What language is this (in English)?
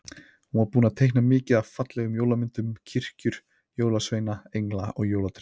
Icelandic